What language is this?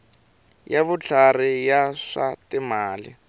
Tsonga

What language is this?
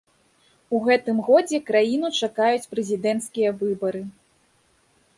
Belarusian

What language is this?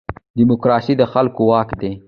Pashto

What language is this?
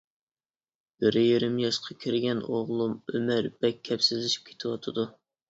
Uyghur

